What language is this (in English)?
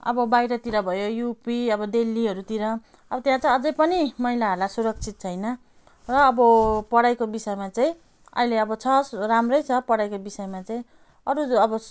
Nepali